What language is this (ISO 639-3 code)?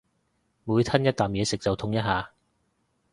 yue